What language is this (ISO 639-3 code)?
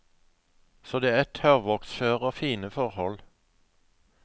nor